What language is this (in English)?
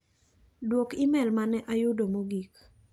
Luo (Kenya and Tanzania)